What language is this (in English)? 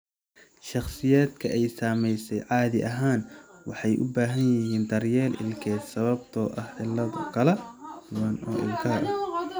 Somali